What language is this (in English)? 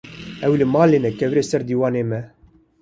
Kurdish